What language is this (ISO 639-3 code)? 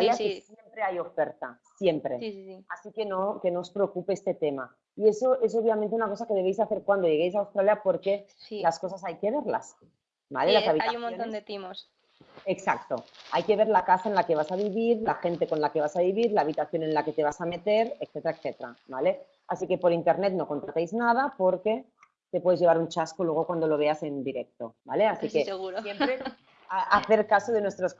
spa